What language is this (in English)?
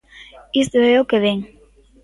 Galician